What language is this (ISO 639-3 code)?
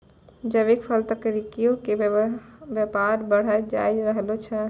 mai